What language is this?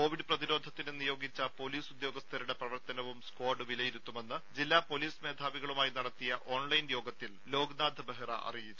Malayalam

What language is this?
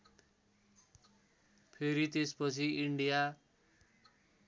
Nepali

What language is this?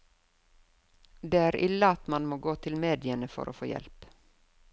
Norwegian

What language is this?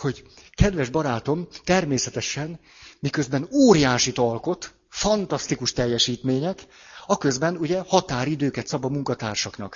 Hungarian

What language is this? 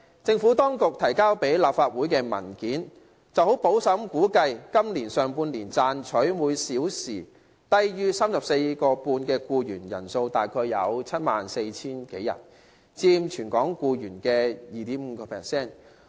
Cantonese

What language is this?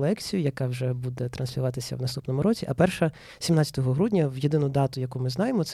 Ukrainian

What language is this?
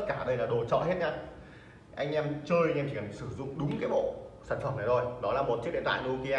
Vietnamese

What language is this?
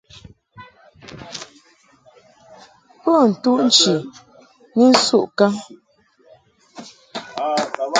Mungaka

